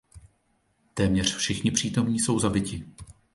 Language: Czech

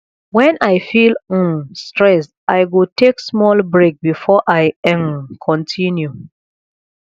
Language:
Nigerian Pidgin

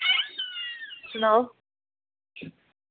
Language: Dogri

